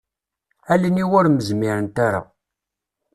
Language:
Kabyle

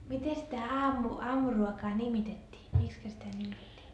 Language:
Finnish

